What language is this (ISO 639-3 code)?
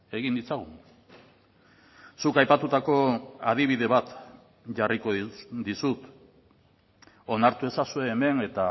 eus